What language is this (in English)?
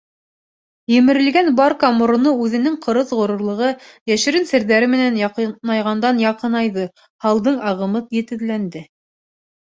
Bashkir